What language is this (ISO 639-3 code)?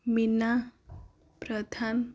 ori